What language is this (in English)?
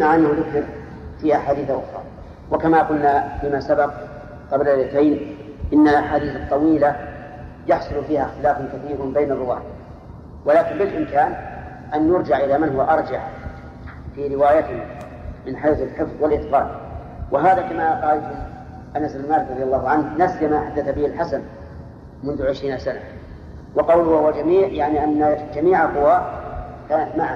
Arabic